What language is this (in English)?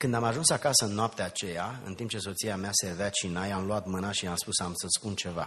Romanian